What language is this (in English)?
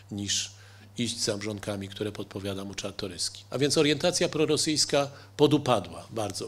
Polish